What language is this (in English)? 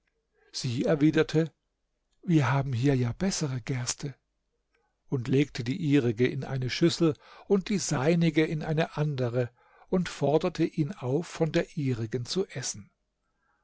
German